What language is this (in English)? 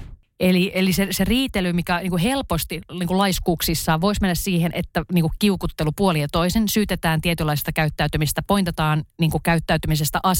Finnish